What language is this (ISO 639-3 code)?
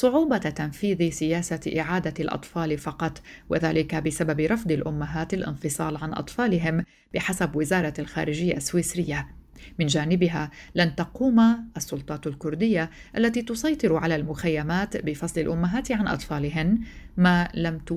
ara